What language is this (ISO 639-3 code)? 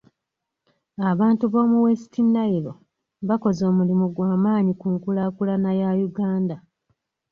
lug